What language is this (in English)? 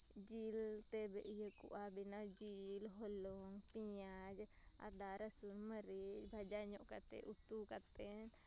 Santali